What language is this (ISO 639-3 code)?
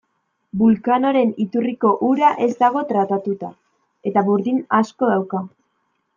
eus